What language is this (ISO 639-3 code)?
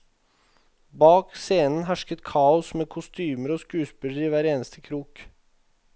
nor